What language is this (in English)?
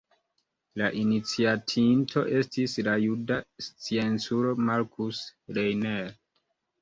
Esperanto